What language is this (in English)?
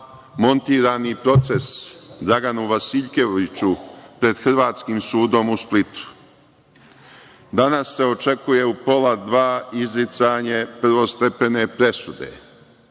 Serbian